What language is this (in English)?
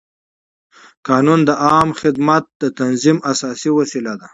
Pashto